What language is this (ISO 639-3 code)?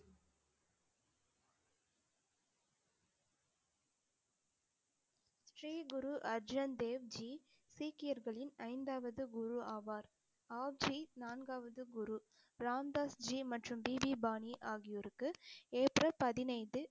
tam